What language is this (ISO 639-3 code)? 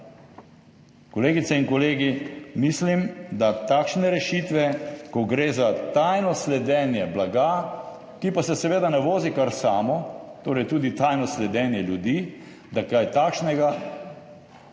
slv